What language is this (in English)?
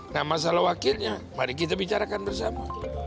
Indonesian